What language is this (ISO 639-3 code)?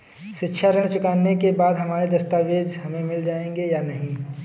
hin